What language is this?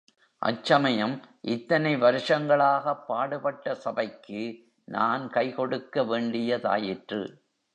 Tamil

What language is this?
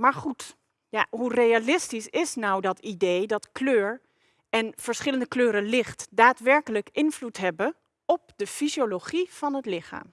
Dutch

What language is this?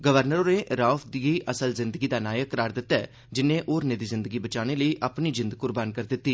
Dogri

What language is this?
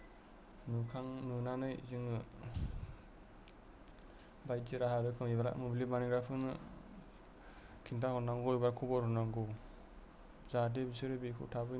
Bodo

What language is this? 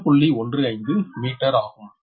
Tamil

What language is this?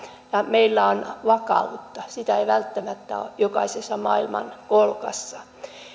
Finnish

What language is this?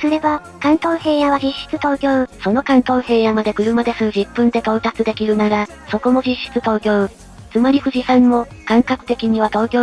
Japanese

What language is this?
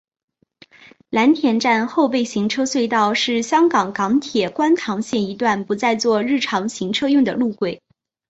Chinese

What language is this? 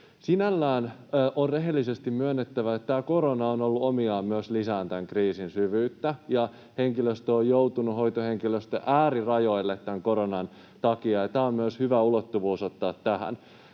Finnish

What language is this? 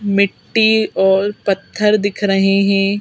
Hindi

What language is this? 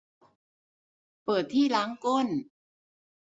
Thai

